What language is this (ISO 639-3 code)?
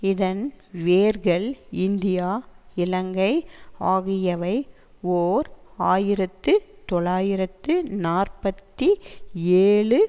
tam